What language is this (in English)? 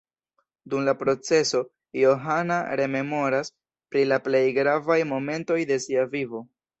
Esperanto